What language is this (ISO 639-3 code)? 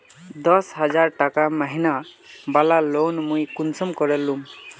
mag